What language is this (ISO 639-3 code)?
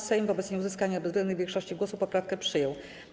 pol